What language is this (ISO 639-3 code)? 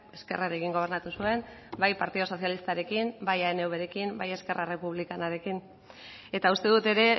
eus